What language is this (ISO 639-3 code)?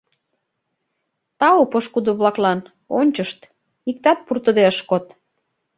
chm